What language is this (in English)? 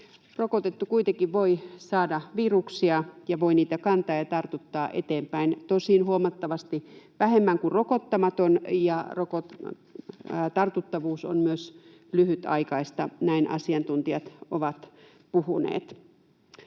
Finnish